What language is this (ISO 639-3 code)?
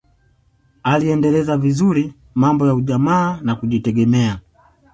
swa